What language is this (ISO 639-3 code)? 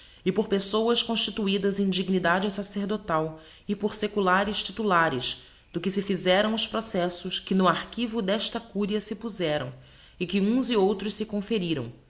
por